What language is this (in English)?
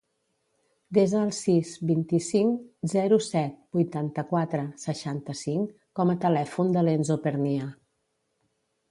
Catalan